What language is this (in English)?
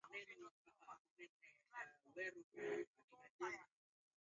Swahili